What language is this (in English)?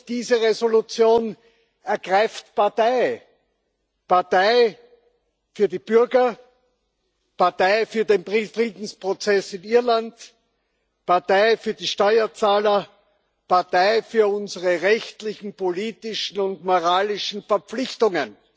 German